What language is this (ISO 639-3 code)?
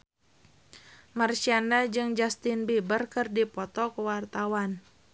sun